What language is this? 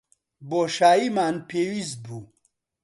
Central Kurdish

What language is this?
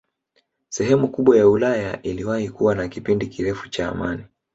Swahili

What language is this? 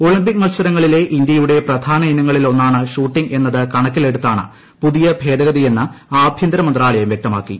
Malayalam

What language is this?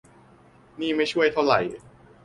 Thai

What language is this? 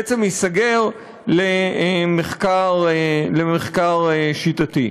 Hebrew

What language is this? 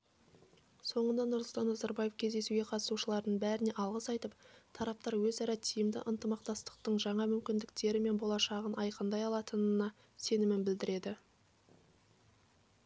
Kazakh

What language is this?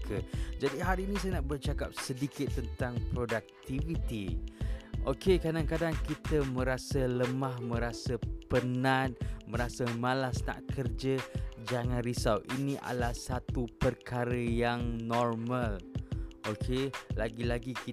Malay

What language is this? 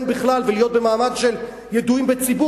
Hebrew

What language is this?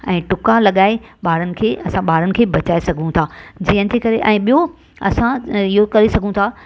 Sindhi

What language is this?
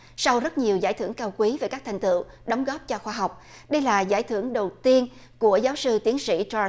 Vietnamese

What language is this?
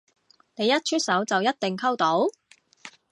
Cantonese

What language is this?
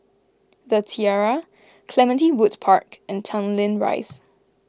English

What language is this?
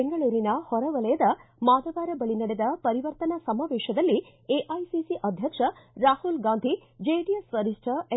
Kannada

